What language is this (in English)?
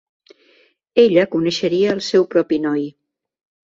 Catalan